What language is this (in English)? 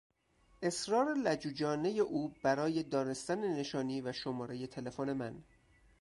Persian